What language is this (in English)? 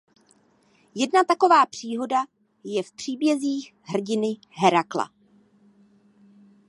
Czech